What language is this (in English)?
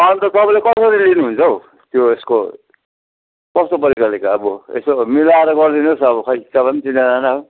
Nepali